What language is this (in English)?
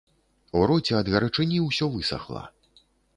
Belarusian